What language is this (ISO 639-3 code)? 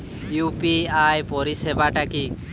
ben